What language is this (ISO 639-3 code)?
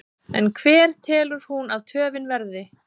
isl